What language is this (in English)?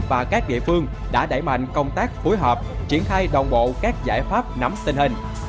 Vietnamese